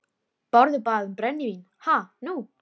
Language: Icelandic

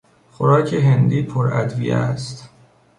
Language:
Persian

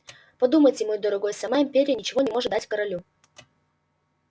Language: Russian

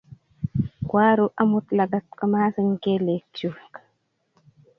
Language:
Kalenjin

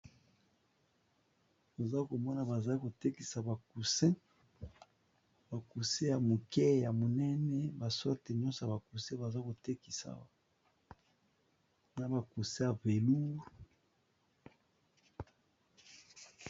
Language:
Lingala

